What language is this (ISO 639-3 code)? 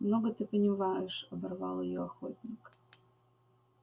rus